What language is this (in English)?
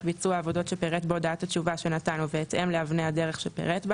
Hebrew